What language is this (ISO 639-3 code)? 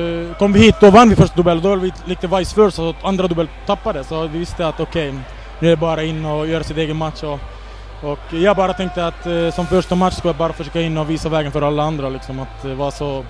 swe